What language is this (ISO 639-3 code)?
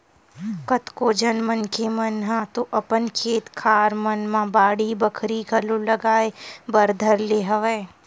hne